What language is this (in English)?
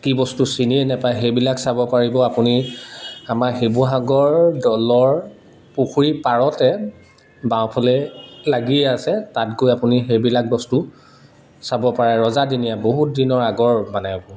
Assamese